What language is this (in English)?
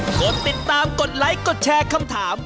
Thai